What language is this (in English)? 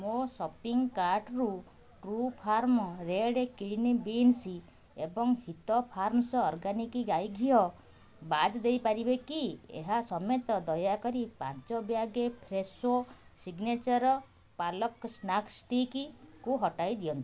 Odia